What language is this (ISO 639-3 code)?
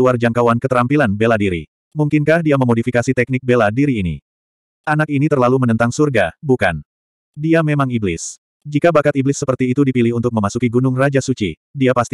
ind